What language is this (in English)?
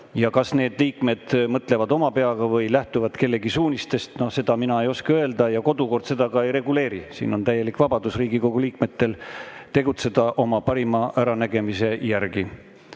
Estonian